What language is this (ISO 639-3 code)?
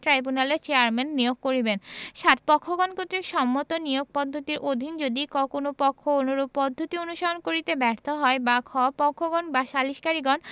ben